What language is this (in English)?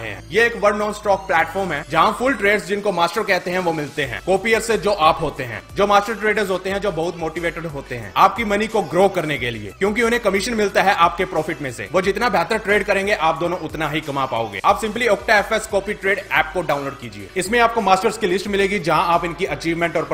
Hindi